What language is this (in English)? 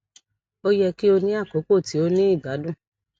Yoruba